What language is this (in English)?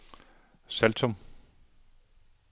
Danish